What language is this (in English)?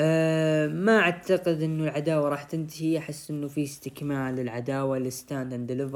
Arabic